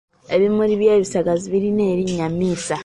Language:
Ganda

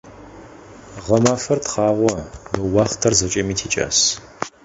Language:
Adyghe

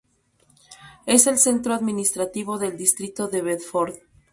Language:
Spanish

